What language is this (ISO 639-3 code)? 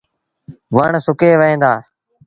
sbn